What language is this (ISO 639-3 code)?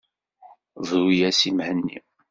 kab